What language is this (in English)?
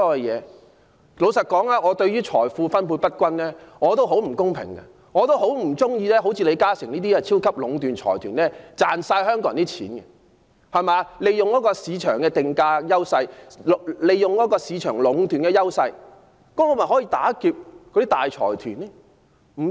Cantonese